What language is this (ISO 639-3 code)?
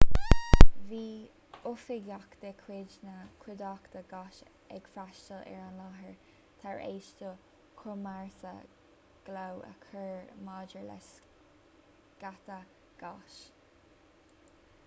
gle